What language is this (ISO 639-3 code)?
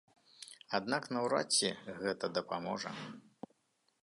bel